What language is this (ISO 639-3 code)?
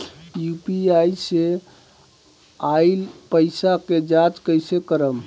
bho